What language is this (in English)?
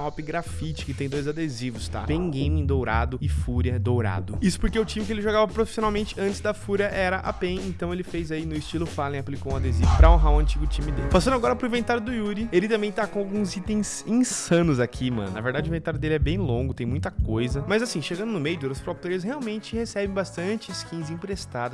Portuguese